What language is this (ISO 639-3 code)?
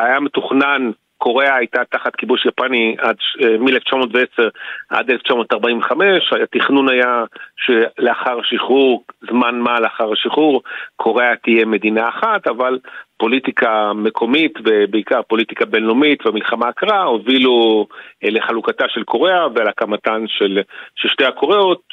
heb